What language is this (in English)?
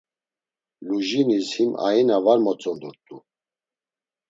Laz